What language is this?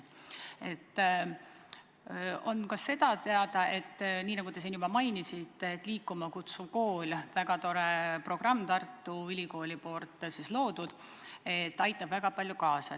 Estonian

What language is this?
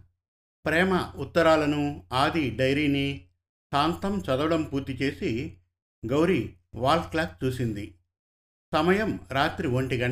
Telugu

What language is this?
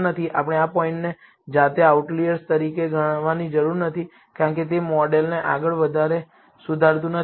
Gujarati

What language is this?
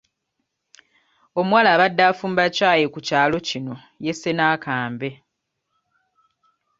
Ganda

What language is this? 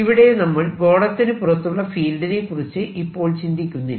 Malayalam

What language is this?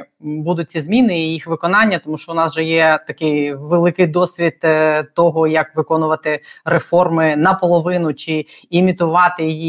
Ukrainian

